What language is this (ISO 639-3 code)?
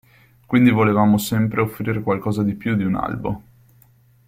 ita